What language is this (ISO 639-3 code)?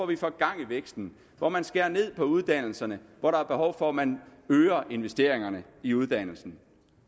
dan